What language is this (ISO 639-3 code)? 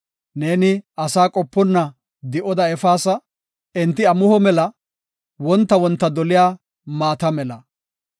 gof